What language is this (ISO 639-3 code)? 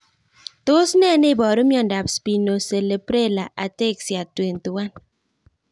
kln